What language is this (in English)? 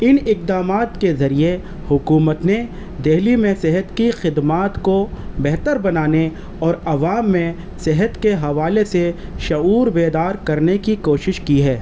Urdu